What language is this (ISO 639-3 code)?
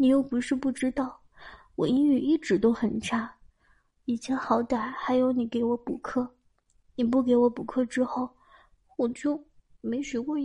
zho